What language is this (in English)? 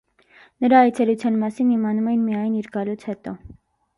Armenian